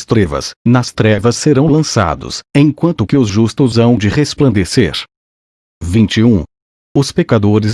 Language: Portuguese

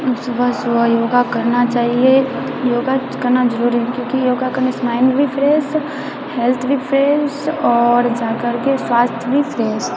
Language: Maithili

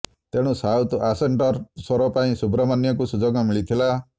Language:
Odia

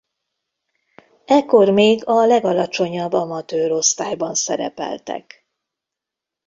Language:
Hungarian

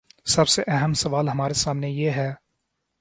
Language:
Urdu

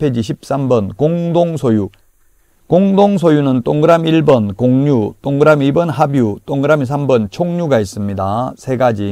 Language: Korean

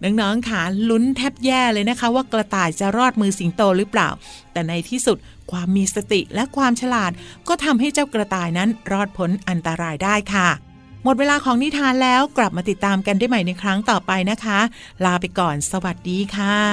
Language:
Thai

